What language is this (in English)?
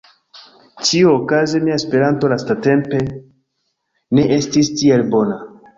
Esperanto